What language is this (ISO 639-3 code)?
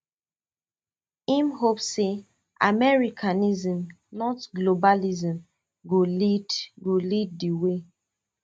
pcm